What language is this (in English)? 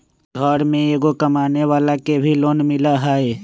Magahi